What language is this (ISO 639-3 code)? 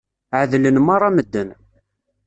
kab